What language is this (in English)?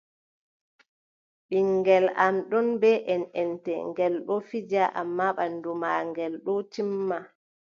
Adamawa Fulfulde